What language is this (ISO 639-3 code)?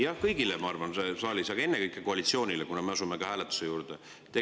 est